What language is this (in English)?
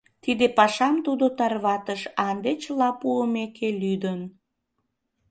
Mari